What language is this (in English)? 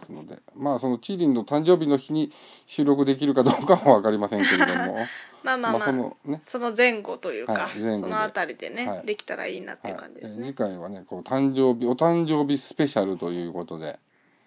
Japanese